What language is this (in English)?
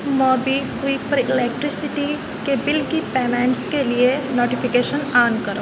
Urdu